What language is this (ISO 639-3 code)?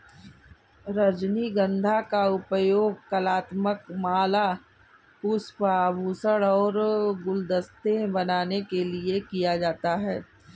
hin